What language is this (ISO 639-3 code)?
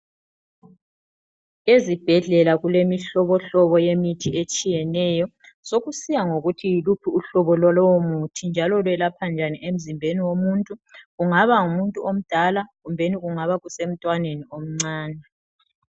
nde